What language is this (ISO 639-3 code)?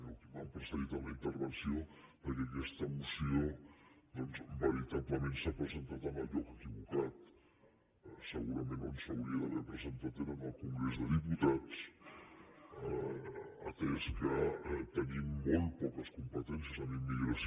cat